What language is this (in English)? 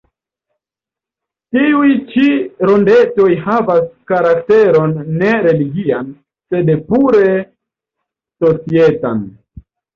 Esperanto